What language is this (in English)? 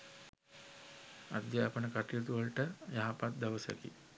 Sinhala